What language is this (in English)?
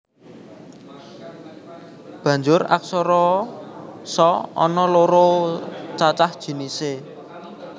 Javanese